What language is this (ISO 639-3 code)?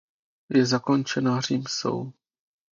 ces